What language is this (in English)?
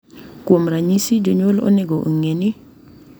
Luo (Kenya and Tanzania)